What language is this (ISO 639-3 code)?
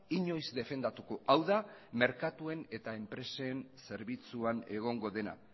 eus